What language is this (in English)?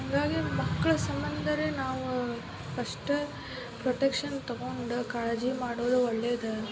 Kannada